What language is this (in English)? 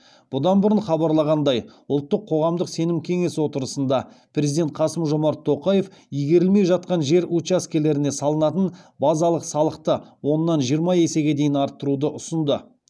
Kazakh